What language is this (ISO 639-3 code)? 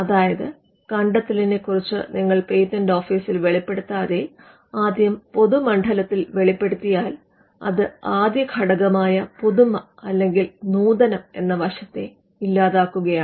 mal